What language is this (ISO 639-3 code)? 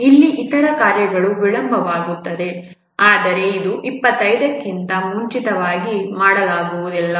kan